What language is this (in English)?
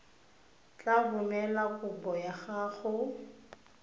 Tswana